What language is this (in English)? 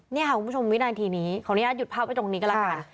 Thai